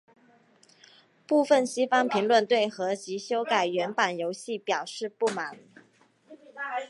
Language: Chinese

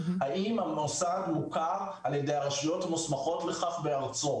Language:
Hebrew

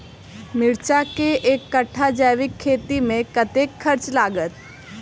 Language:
Maithili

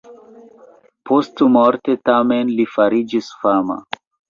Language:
Esperanto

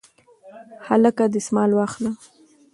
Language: Pashto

